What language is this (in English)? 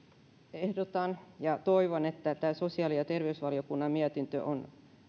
Finnish